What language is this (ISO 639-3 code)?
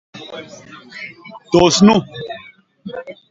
bas